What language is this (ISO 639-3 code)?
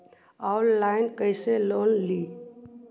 mag